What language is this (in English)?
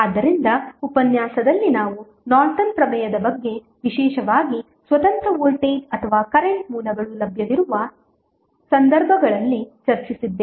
Kannada